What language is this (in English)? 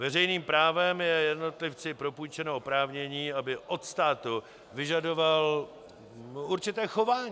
Czech